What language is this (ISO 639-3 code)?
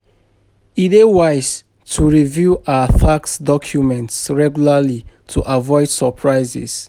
pcm